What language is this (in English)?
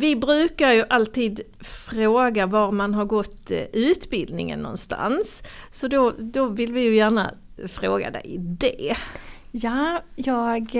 Swedish